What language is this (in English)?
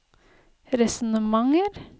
Norwegian